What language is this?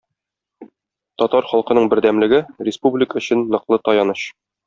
Tatar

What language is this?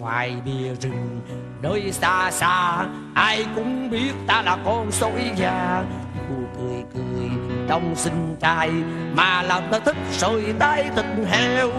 Vietnamese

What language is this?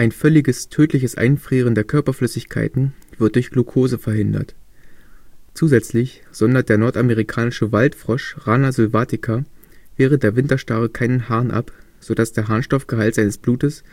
German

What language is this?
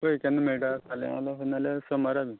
Konkani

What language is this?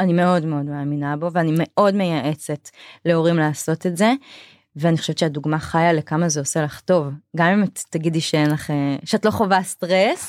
Hebrew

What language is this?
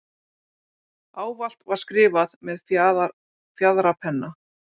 Icelandic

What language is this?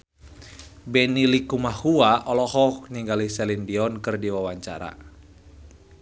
Sundanese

